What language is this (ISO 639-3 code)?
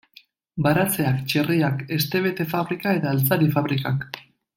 eus